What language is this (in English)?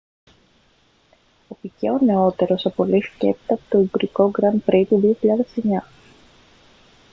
Greek